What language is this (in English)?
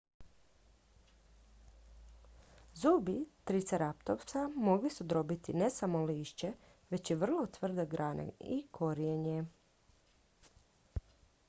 Croatian